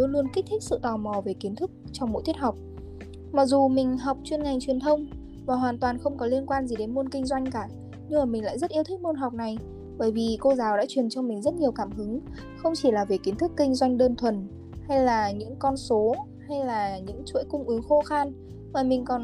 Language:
Vietnamese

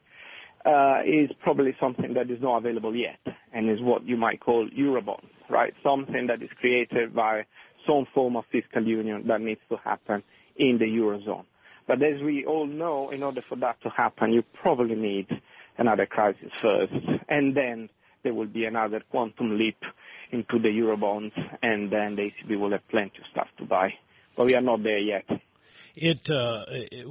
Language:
English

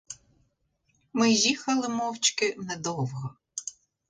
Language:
Ukrainian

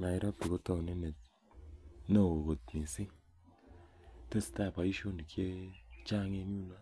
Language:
Kalenjin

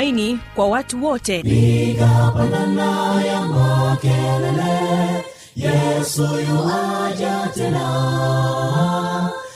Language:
Swahili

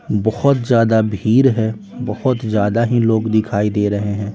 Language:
Hindi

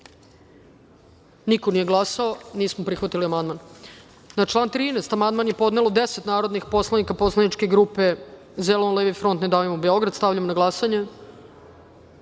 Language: Serbian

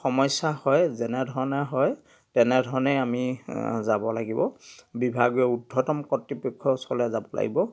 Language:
Assamese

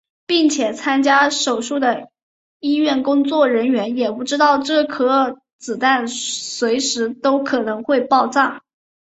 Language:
Chinese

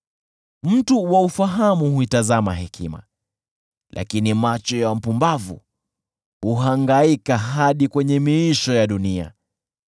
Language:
Swahili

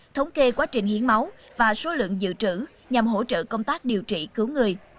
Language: Vietnamese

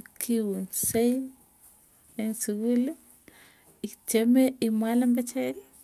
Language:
Tugen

